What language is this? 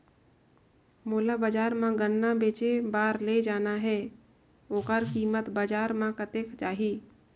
Chhattisgarhi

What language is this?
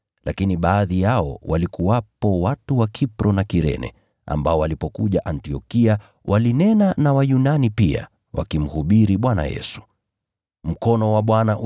Swahili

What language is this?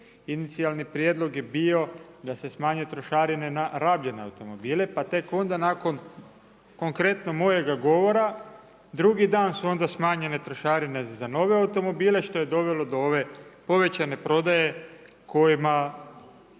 Croatian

